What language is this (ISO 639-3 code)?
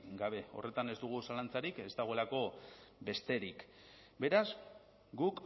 eus